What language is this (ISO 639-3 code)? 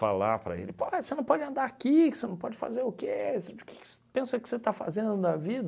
por